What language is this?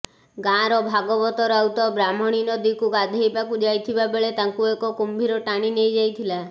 Odia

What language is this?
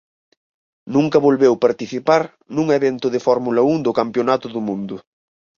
Galician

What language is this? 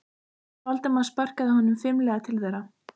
Icelandic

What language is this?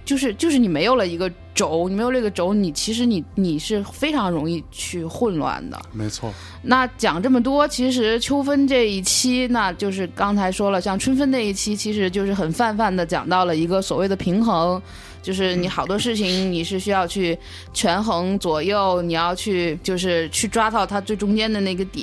Chinese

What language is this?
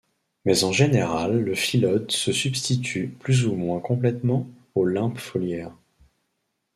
French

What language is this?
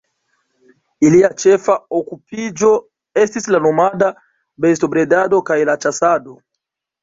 Esperanto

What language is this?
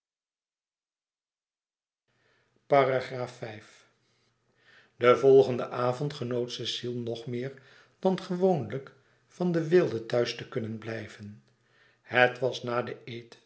Dutch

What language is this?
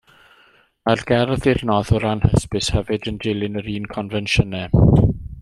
Welsh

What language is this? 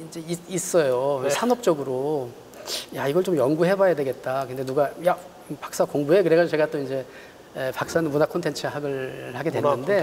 Korean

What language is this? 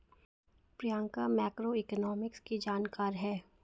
Hindi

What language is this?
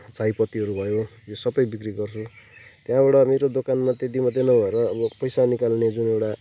Nepali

